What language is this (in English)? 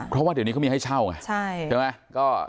Thai